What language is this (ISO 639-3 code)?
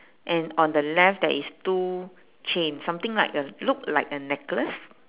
eng